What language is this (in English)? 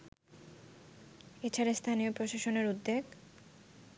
Bangla